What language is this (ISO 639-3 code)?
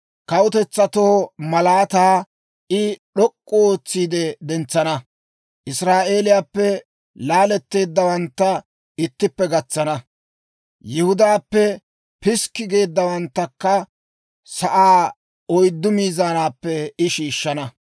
dwr